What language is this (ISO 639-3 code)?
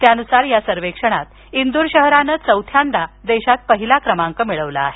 mar